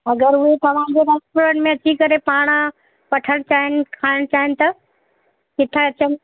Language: Sindhi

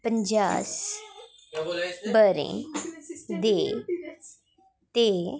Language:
Dogri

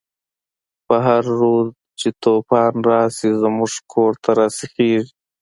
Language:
Pashto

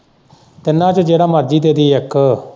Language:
Punjabi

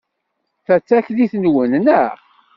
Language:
Kabyle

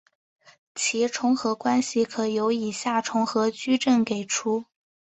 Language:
Chinese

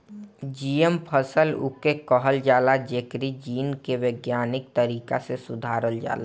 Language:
Bhojpuri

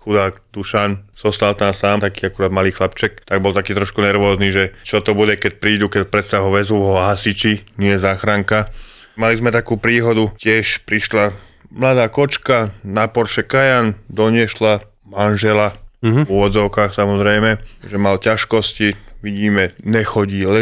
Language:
Slovak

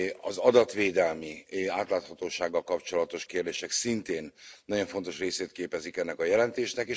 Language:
Hungarian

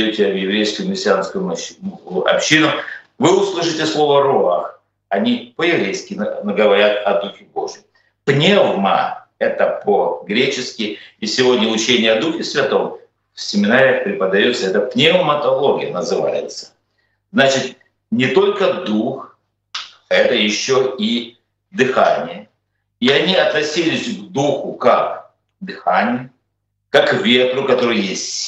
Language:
Russian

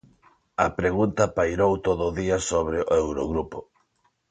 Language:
Galician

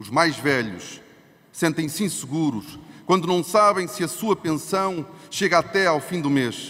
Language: Portuguese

